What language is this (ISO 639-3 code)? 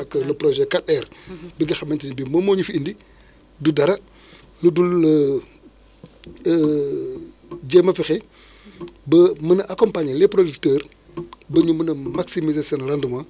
wol